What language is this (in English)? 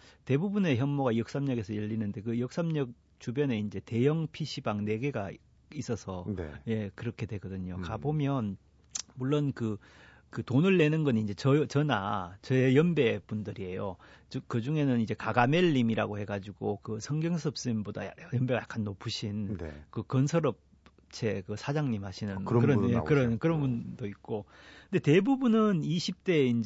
Korean